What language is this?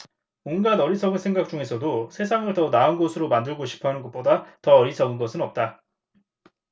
Korean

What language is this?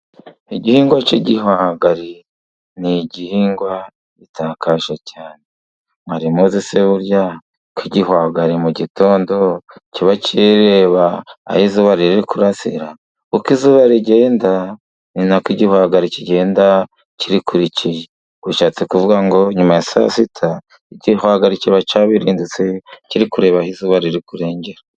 Kinyarwanda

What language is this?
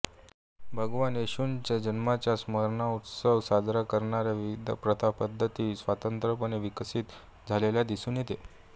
Marathi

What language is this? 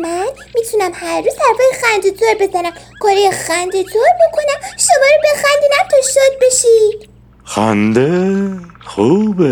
Persian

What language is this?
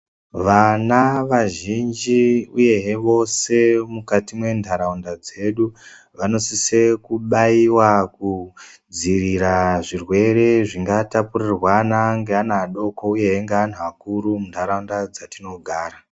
Ndau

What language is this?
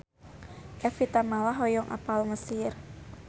Sundanese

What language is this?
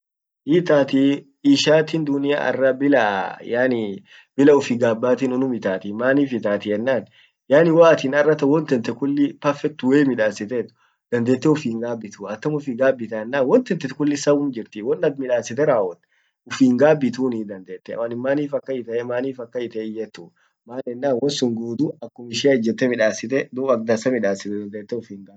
Orma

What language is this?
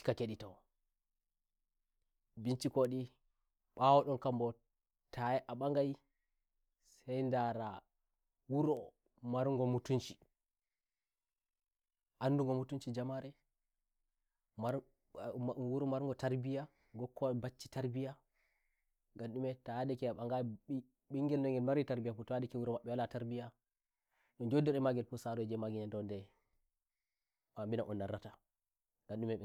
Nigerian Fulfulde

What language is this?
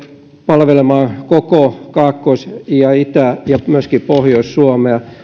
Finnish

